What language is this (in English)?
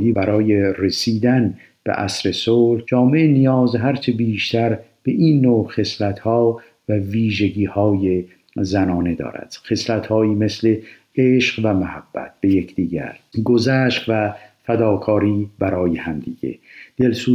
Persian